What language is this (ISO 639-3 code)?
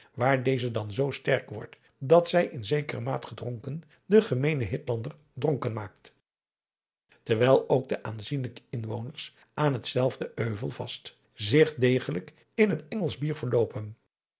nld